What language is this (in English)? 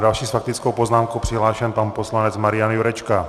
Czech